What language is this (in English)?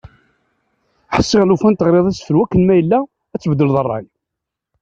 Kabyle